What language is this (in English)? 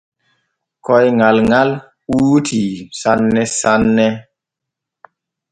Borgu Fulfulde